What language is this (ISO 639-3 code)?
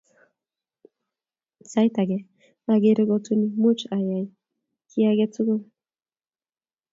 kln